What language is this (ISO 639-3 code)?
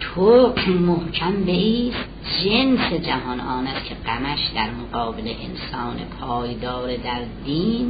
fas